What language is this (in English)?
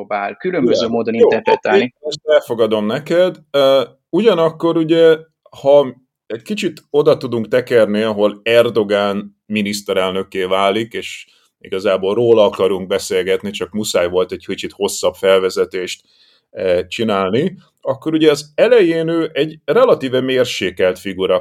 Hungarian